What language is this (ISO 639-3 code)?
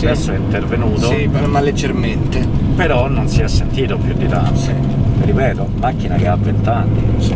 ita